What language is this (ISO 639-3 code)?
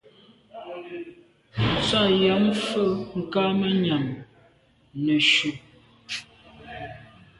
byv